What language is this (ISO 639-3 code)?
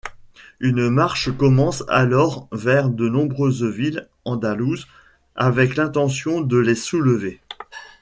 fra